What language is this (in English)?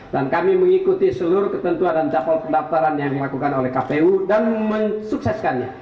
Indonesian